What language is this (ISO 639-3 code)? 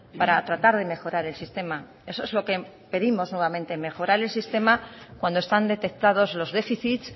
spa